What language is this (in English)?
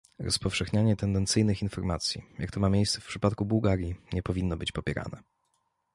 Polish